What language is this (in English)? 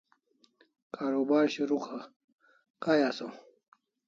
Kalasha